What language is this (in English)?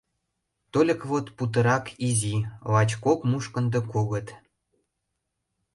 Mari